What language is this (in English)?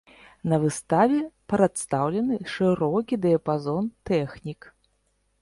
Belarusian